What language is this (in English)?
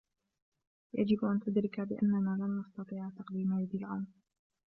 Arabic